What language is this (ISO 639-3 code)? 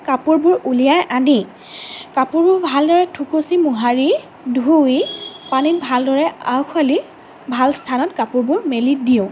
asm